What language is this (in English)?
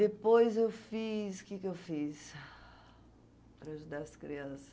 Portuguese